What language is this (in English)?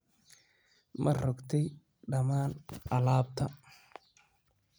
Somali